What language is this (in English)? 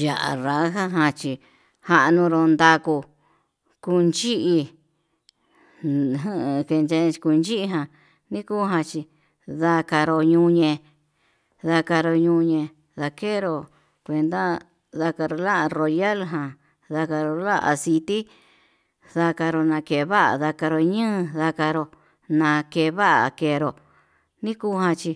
Yutanduchi Mixtec